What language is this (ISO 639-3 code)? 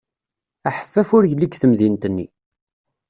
kab